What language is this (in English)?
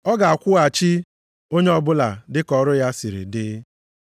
Igbo